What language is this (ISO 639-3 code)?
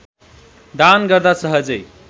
nep